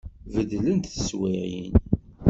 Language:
Kabyle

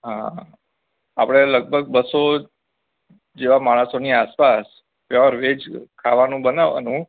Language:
Gujarati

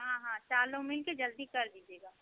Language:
Hindi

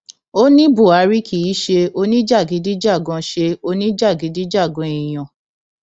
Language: Yoruba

